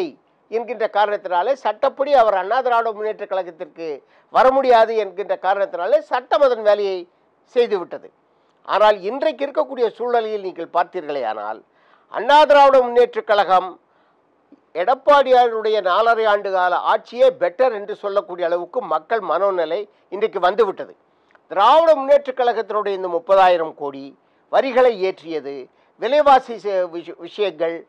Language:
Romanian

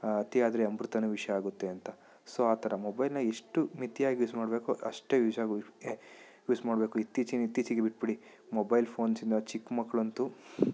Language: Kannada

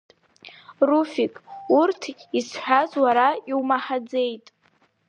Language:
Abkhazian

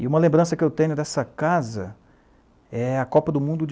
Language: Portuguese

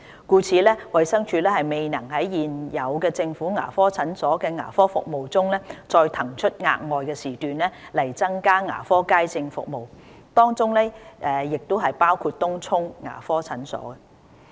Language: Cantonese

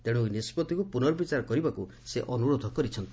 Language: Odia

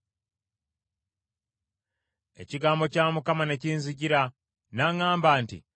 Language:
Ganda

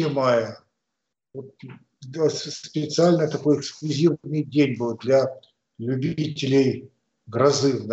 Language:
Russian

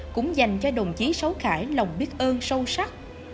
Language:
Vietnamese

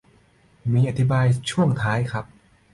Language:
Thai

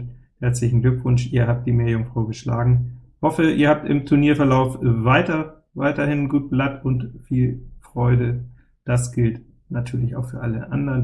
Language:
German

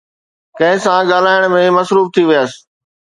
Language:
Sindhi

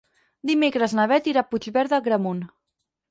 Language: Catalan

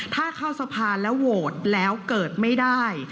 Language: Thai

